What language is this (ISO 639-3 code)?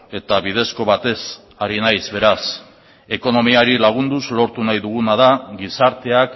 eus